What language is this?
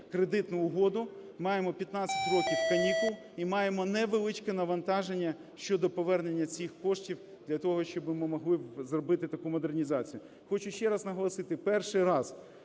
Ukrainian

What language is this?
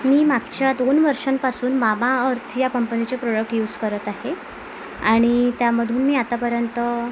Marathi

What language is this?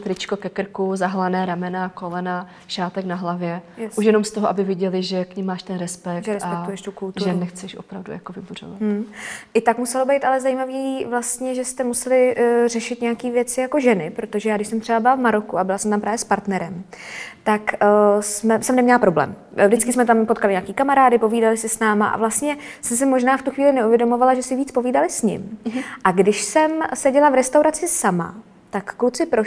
Czech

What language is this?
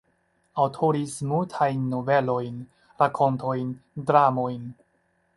Esperanto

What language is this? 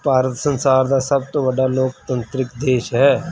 Punjabi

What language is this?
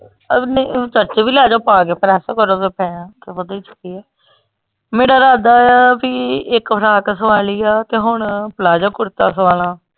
Punjabi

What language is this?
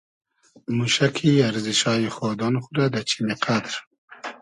Hazaragi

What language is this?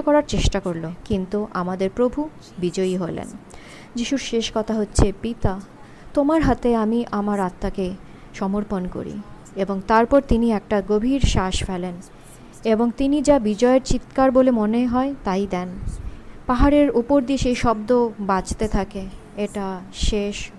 Bangla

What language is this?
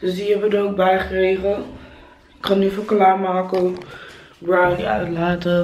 Dutch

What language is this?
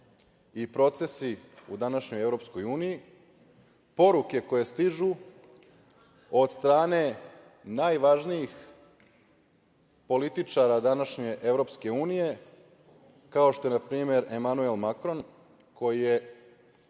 Serbian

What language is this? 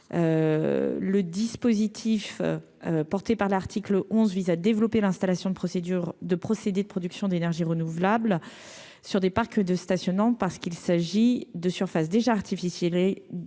French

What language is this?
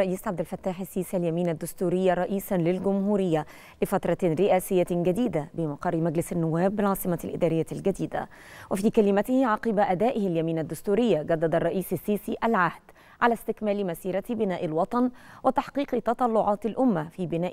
Arabic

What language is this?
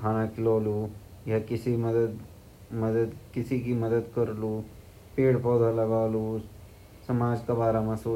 Garhwali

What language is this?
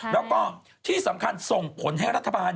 Thai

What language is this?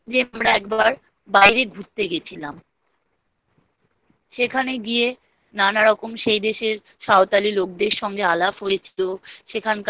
Bangla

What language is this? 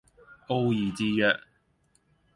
Cantonese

